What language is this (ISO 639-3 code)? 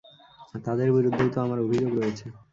ben